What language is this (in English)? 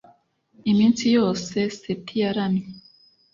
Kinyarwanda